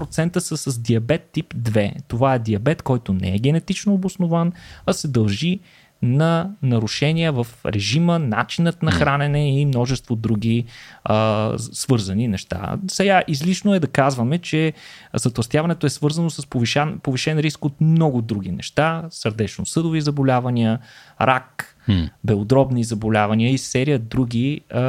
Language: Bulgarian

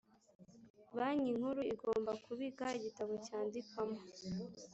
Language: Kinyarwanda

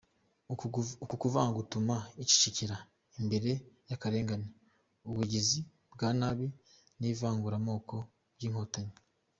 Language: Kinyarwanda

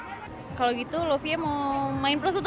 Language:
Indonesian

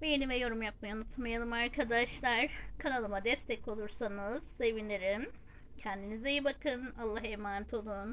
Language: Turkish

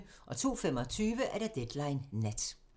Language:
Danish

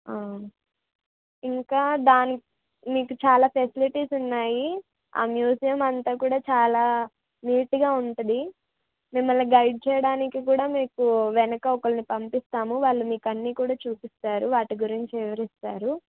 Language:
Telugu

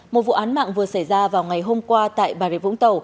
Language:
Vietnamese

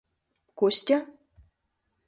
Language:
Mari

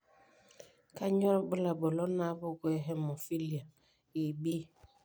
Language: Masai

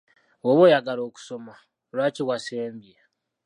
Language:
Ganda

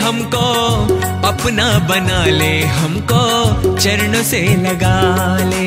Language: Hindi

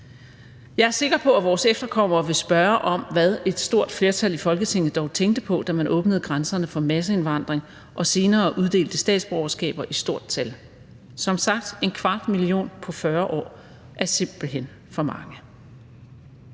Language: Danish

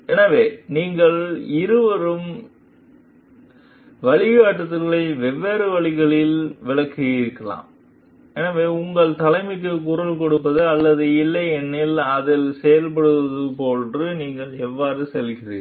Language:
Tamil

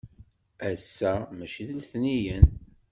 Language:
Kabyle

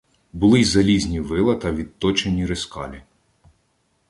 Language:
Ukrainian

